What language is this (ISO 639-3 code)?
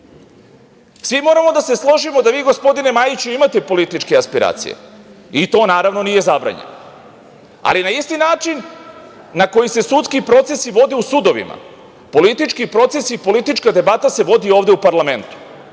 srp